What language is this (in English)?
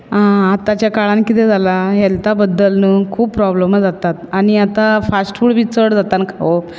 Konkani